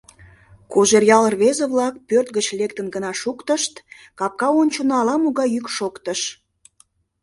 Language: Mari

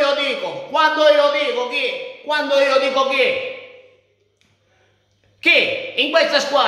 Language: Italian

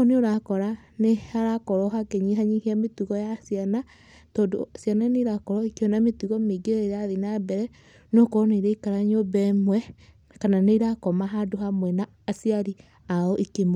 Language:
Kikuyu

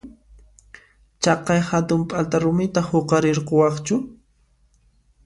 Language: Puno Quechua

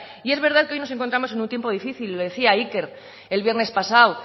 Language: Spanish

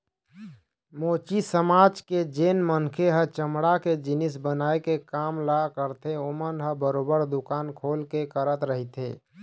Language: Chhattisgarhi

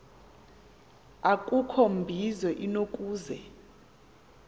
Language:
Xhosa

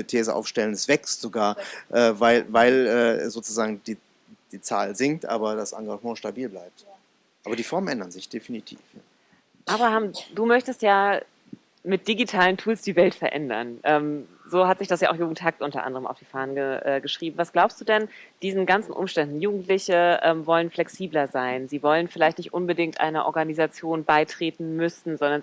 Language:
German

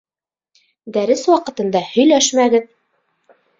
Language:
Bashkir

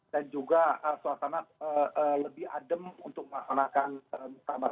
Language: Indonesian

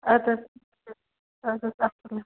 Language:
Kashmiri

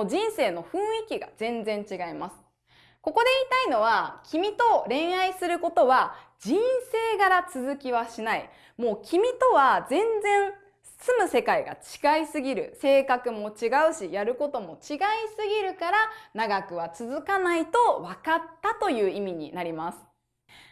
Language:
Japanese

